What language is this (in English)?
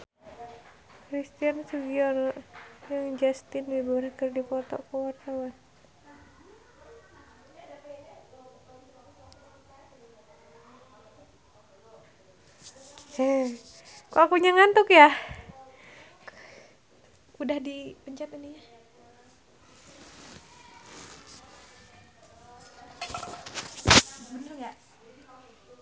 Sundanese